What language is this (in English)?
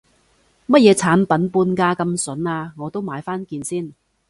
Cantonese